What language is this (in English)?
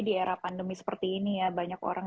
Indonesian